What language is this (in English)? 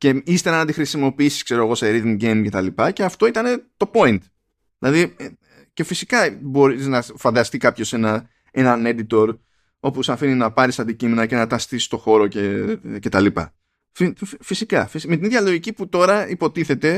Greek